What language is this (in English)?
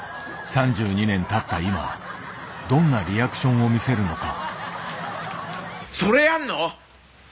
Japanese